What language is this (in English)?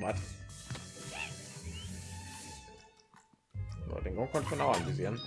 German